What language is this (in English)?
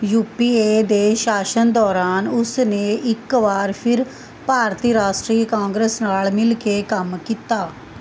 Punjabi